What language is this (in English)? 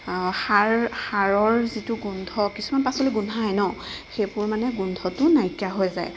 Assamese